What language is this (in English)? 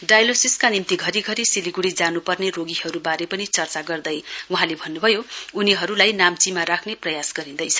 Nepali